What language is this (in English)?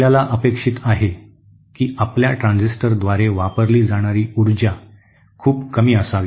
Marathi